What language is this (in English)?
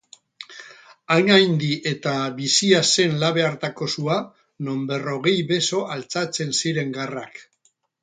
Basque